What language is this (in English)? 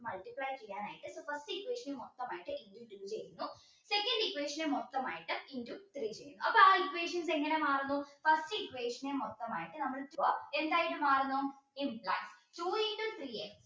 Malayalam